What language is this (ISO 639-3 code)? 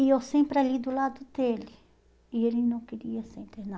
por